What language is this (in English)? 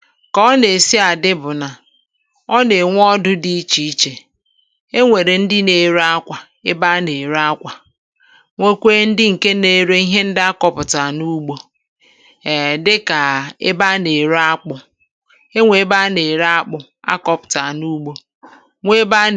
Igbo